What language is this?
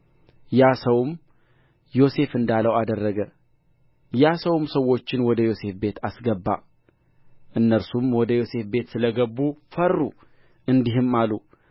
Amharic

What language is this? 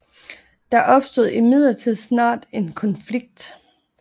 Danish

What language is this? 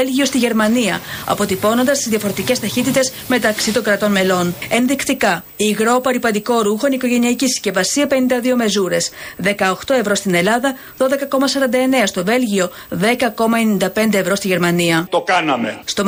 Greek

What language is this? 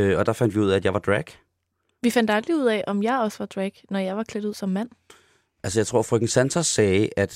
Danish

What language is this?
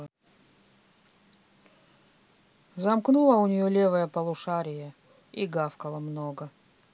Russian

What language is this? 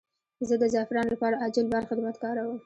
Pashto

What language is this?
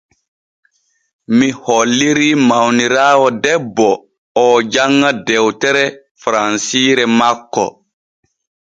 Borgu Fulfulde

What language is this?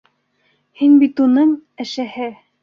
Bashkir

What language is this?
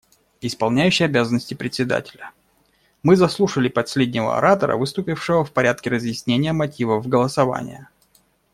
Russian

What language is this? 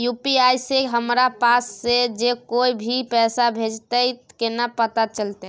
Maithili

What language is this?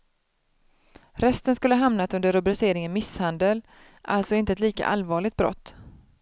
Swedish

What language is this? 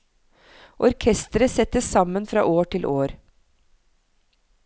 Norwegian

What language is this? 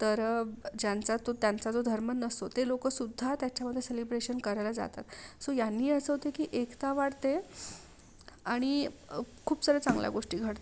Marathi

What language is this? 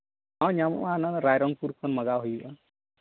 Santali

